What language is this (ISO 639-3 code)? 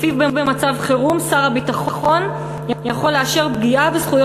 heb